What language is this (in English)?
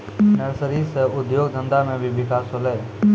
Maithili